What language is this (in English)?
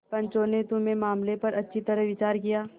Hindi